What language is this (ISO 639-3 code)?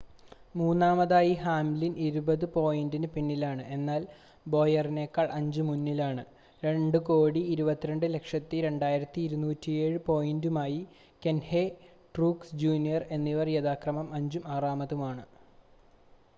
mal